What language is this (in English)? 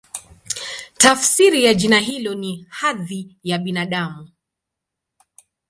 Swahili